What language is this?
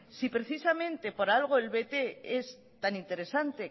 Spanish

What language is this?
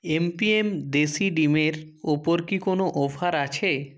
Bangla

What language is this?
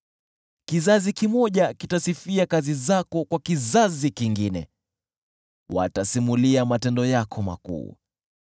Swahili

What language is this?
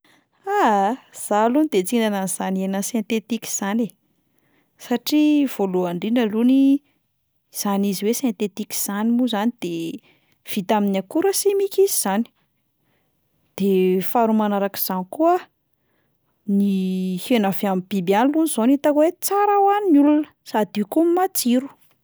Malagasy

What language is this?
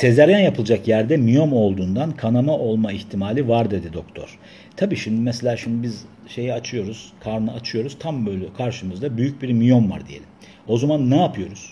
Turkish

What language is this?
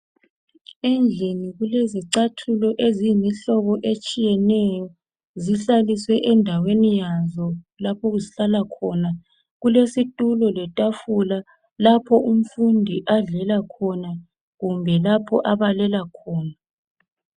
North Ndebele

